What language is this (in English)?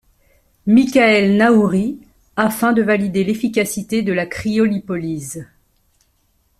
French